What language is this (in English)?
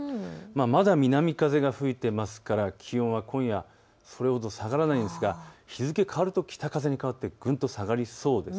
Japanese